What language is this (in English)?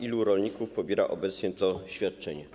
Polish